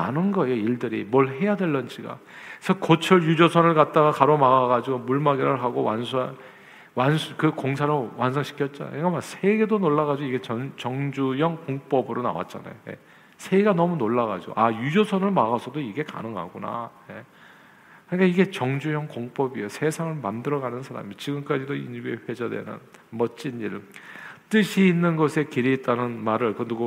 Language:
Korean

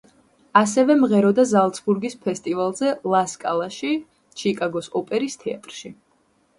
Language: Georgian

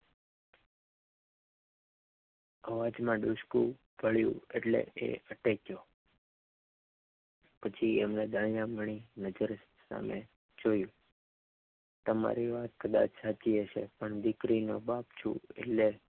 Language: Gujarati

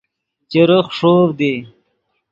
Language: Yidgha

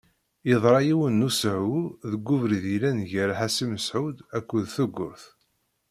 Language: Kabyle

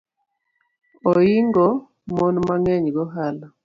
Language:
Luo (Kenya and Tanzania)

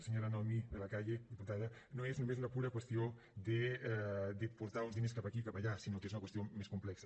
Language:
Catalan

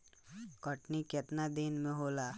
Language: Bhojpuri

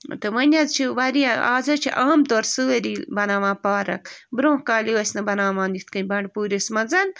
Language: Kashmiri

